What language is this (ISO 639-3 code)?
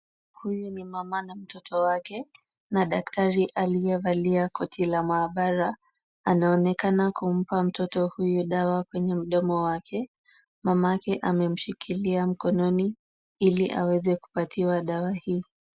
swa